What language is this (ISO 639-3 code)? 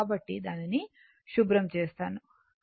tel